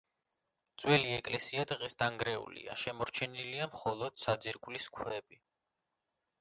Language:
Georgian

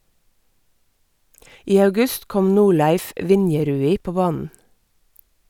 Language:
Norwegian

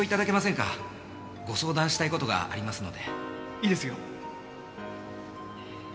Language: Japanese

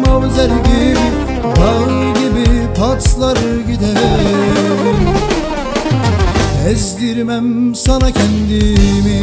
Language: Turkish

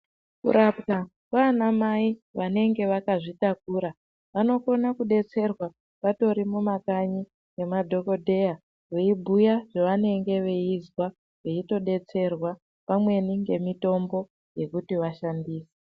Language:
Ndau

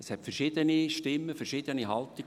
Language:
Swiss German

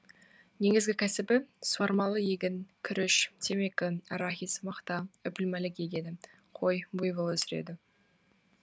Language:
Kazakh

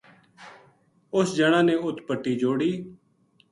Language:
Gujari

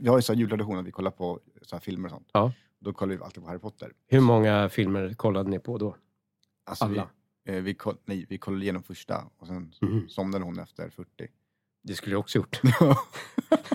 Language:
Swedish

